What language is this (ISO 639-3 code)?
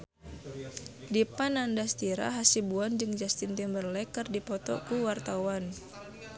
sun